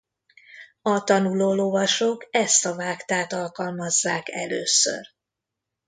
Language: Hungarian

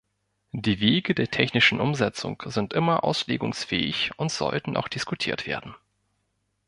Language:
German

